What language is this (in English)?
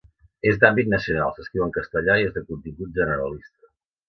Catalan